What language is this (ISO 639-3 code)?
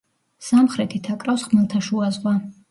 kat